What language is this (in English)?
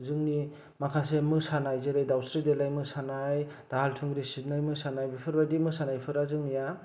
Bodo